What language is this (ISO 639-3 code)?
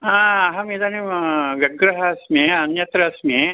san